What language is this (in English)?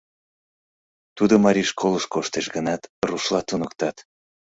Mari